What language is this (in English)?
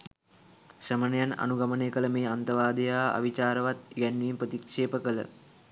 Sinhala